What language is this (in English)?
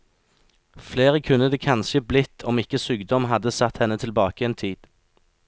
Norwegian